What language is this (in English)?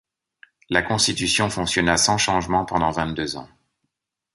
French